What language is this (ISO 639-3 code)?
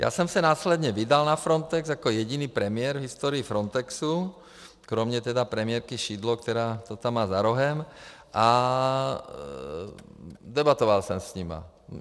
ces